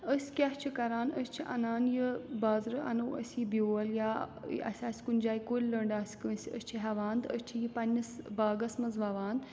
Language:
Kashmiri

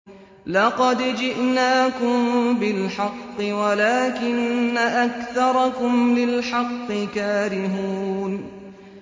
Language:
Arabic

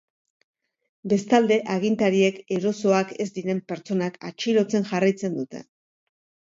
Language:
Basque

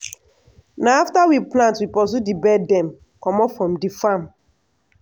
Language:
Nigerian Pidgin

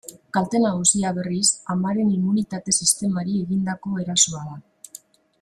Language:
Basque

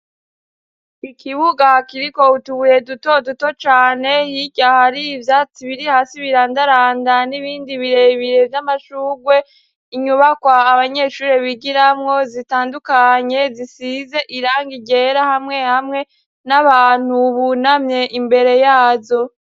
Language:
Rundi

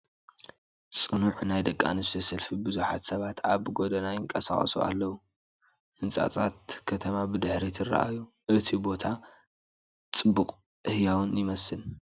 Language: Tigrinya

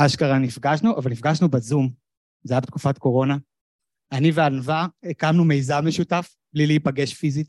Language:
Hebrew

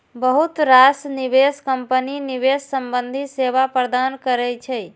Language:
Maithili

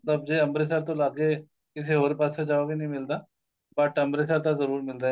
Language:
Punjabi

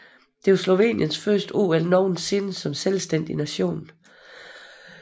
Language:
Danish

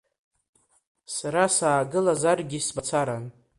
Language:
Abkhazian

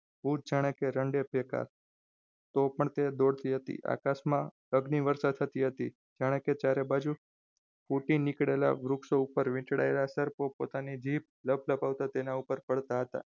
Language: Gujarati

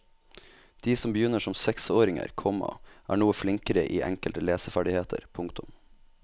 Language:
Norwegian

